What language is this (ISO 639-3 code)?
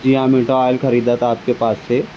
urd